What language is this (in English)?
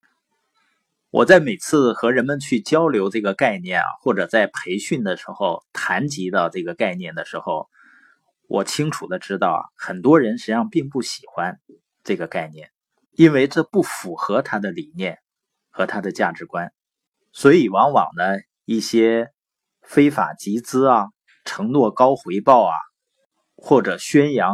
Chinese